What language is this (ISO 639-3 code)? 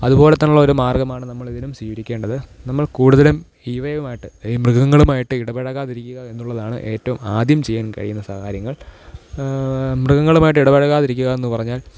mal